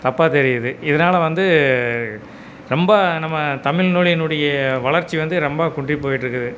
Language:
Tamil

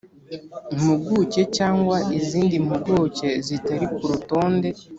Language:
Kinyarwanda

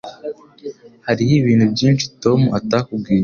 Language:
Kinyarwanda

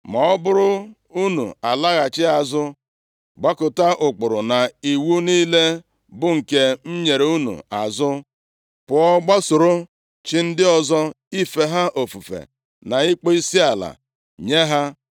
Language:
Igbo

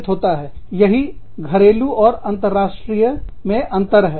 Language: Hindi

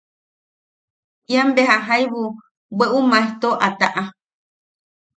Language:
Yaqui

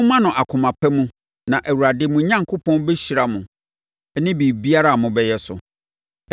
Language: Akan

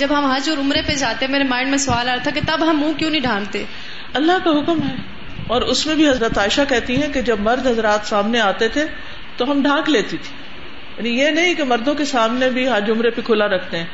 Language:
Urdu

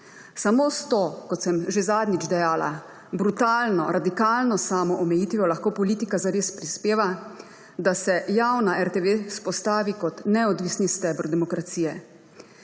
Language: Slovenian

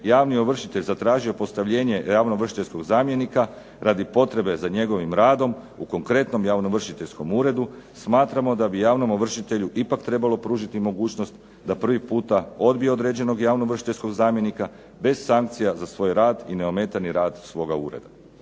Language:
Croatian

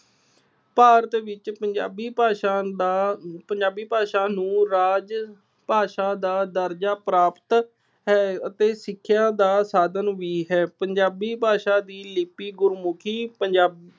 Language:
Punjabi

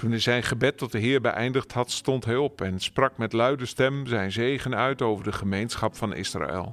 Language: Dutch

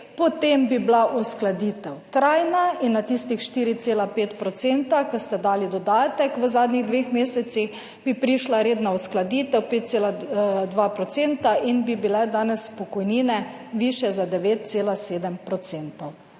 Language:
Slovenian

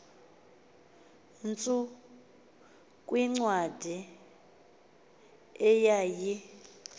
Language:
Xhosa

